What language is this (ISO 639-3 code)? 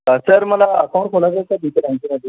mar